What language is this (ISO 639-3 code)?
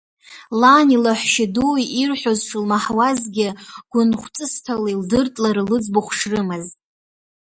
abk